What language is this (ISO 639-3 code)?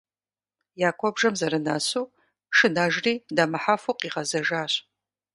kbd